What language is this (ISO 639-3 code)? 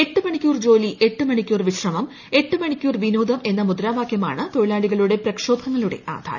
mal